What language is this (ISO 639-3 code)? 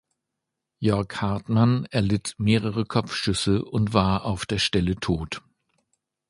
deu